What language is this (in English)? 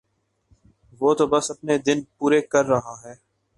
Urdu